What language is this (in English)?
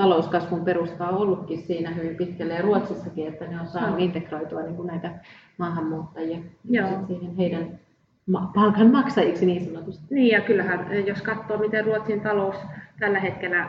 Finnish